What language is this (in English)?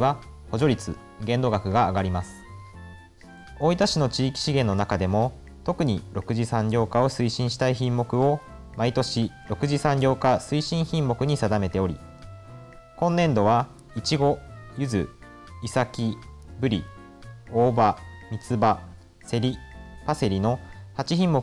Japanese